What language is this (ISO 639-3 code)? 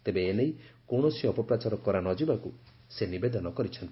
ori